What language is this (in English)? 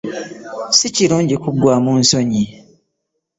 Ganda